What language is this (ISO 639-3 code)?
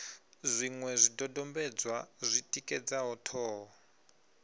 ven